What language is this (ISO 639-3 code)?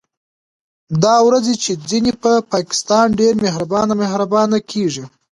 pus